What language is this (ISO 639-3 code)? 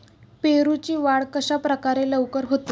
mar